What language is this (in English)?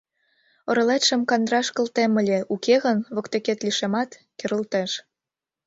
Mari